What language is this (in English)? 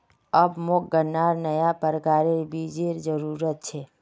Magahi